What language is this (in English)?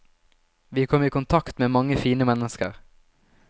Norwegian